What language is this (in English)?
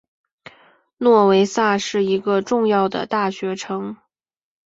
Chinese